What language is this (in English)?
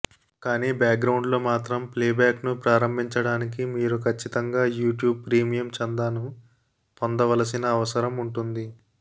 Telugu